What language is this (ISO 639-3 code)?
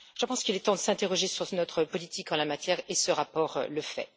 fra